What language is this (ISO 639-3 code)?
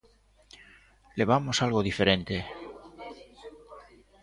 glg